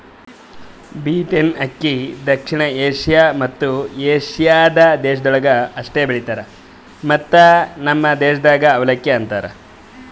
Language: Kannada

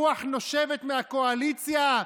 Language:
Hebrew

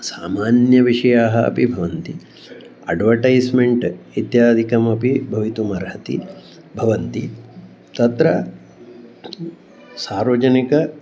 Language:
Sanskrit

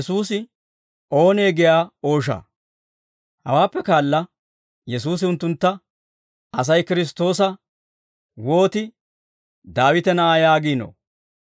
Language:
Dawro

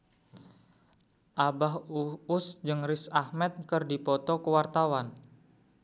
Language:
Sundanese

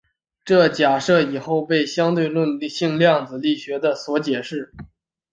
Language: Chinese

